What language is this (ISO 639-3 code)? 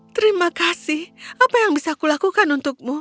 ind